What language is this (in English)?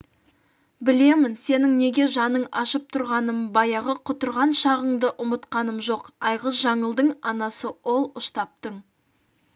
Kazakh